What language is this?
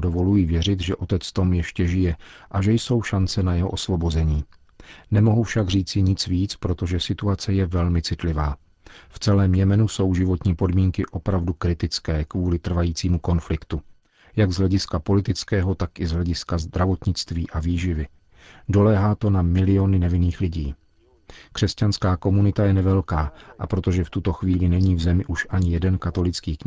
Czech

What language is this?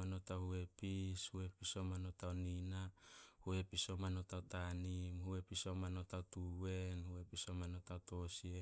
Solos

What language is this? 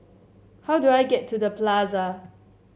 English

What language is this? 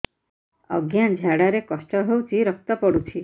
Odia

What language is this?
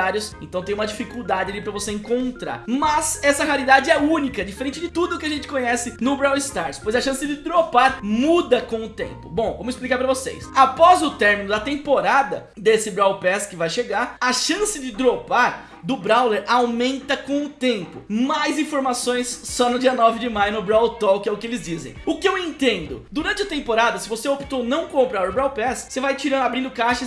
Portuguese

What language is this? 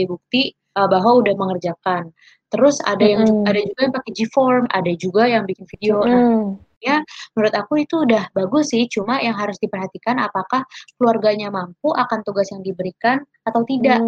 Indonesian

